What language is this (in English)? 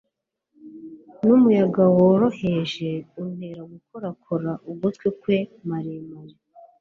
Kinyarwanda